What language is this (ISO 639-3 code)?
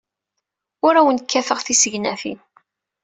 kab